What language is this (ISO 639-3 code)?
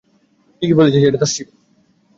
ben